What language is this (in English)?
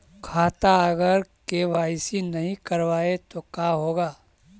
Magahi